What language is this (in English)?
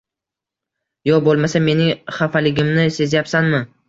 Uzbek